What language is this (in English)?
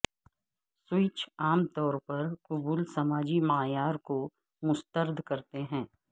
Urdu